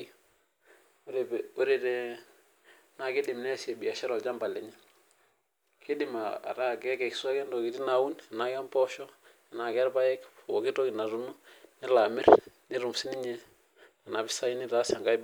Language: Masai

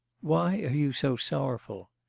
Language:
English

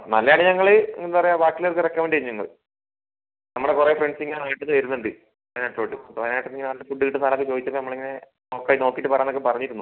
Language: Malayalam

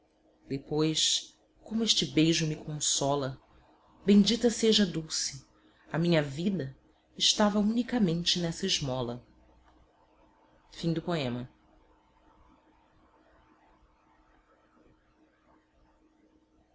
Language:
Portuguese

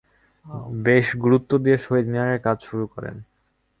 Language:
Bangla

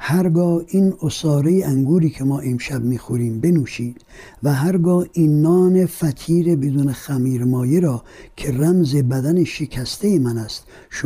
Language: Persian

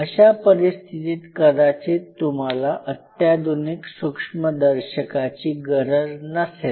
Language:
Marathi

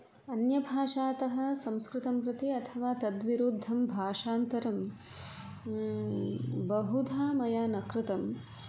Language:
Sanskrit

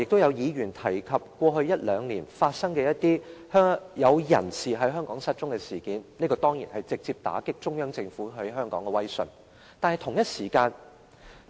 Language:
Cantonese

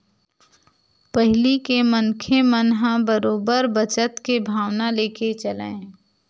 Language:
Chhattisgarhi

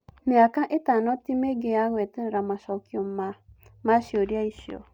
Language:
Kikuyu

